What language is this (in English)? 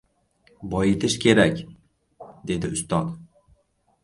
Uzbek